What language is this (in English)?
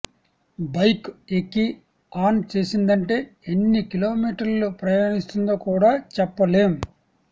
Telugu